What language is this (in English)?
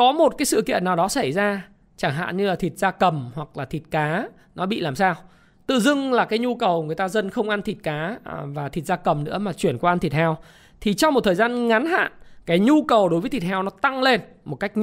Vietnamese